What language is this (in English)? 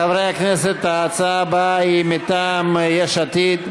Hebrew